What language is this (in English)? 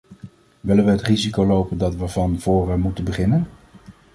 Dutch